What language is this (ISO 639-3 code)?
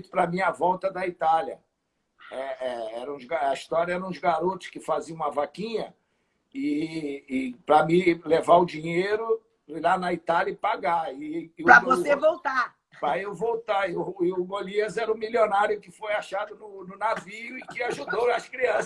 por